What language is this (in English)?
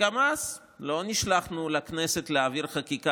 Hebrew